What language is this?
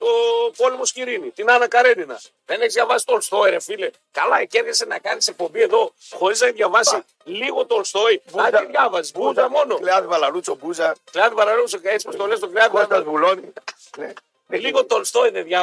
Greek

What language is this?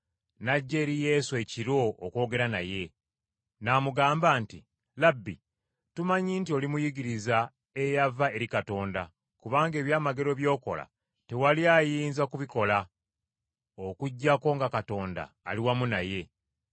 Ganda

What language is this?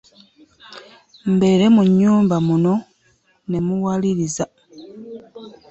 Ganda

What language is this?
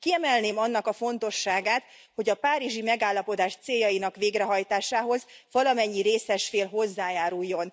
Hungarian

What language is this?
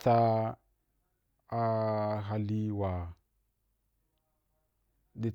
Wapan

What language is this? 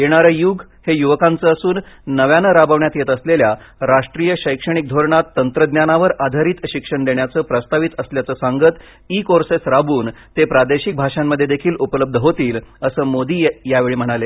Marathi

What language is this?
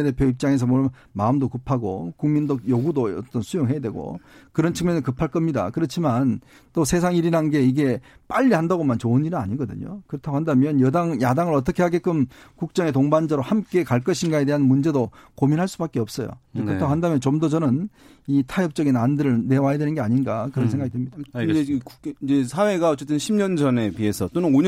Korean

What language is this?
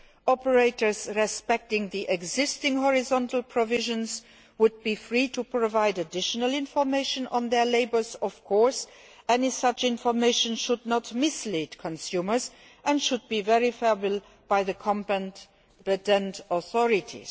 English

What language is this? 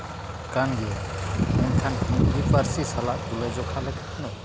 Santali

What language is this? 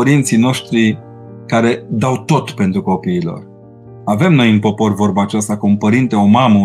Romanian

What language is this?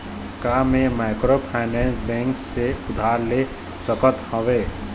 Chhattisgarhi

